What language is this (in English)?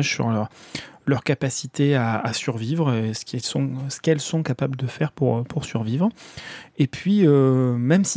French